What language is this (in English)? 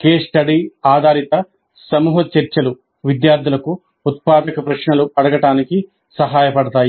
Telugu